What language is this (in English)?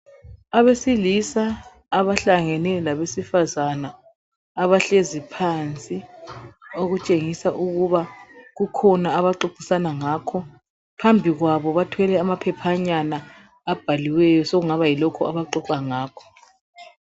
North Ndebele